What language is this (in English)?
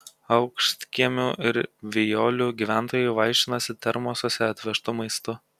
Lithuanian